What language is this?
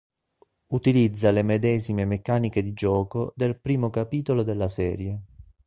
Italian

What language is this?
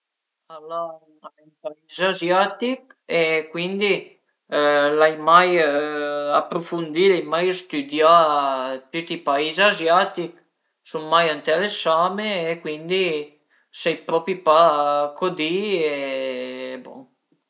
Piedmontese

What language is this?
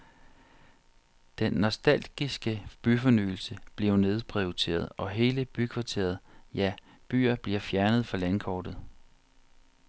Danish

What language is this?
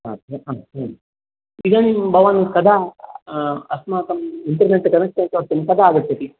Sanskrit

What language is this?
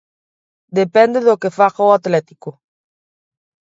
Galician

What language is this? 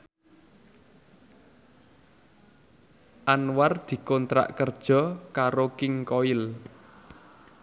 Javanese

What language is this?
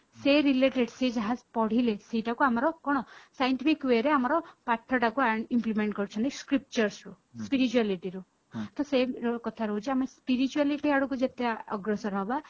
Odia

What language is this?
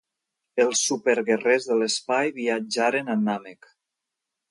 Catalan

